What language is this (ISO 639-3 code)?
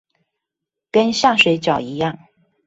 zho